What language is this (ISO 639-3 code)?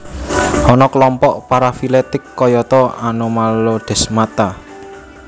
jav